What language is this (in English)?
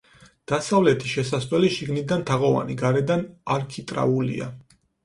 Georgian